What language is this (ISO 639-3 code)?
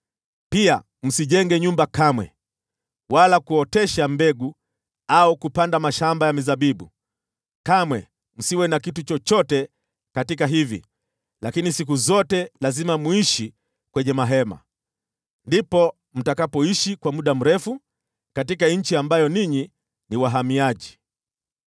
swa